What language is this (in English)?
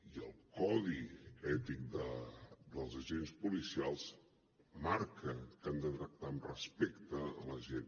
Catalan